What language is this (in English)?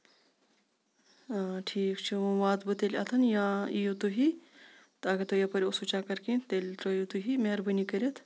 Kashmiri